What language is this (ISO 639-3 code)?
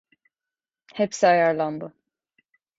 tur